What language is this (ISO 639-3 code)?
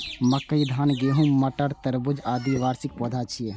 mai